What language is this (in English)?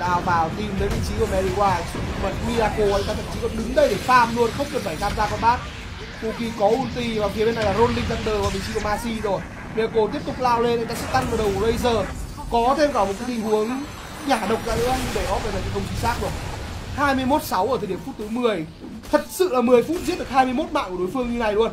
Vietnamese